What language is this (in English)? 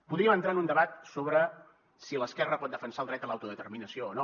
Catalan